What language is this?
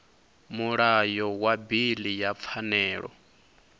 Venda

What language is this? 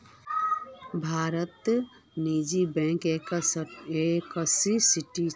Magahi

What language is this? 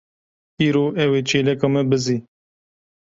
Kurdish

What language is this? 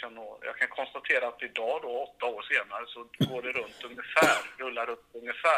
Swedish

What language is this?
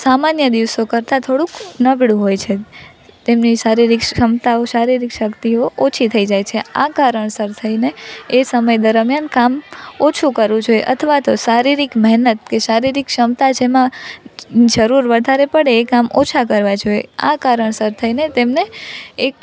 Gujarati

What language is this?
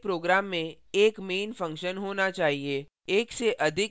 Hindi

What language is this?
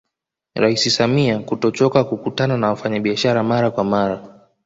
Swahili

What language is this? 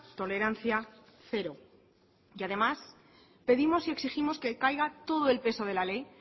Spanish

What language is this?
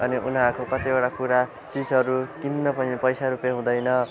Nepali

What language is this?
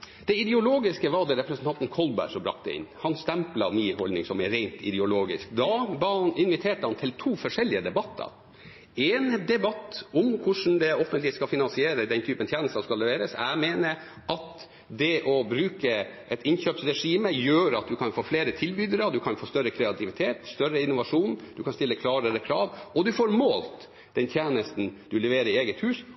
Norwegian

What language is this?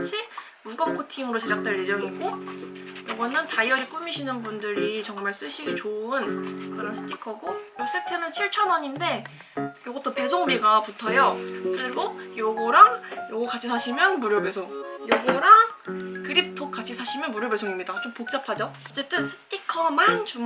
Korean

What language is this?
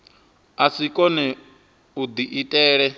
Venda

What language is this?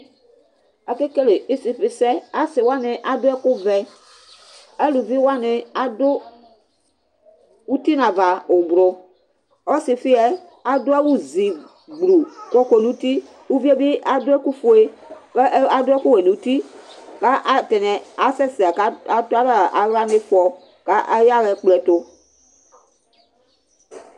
Ikposo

